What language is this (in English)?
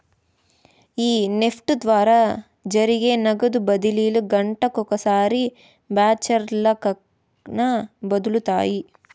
Telugu